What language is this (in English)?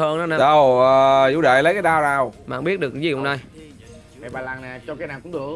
Vietnamese